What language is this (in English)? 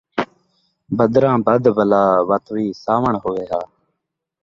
Saraiki